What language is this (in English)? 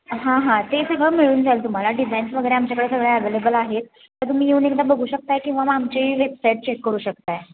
Marathi